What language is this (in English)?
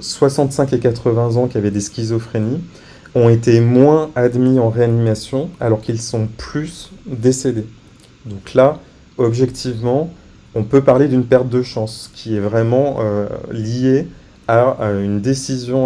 French